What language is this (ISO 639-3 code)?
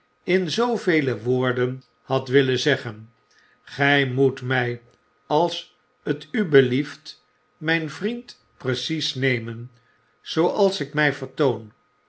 nld